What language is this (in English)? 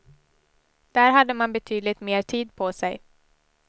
Swedish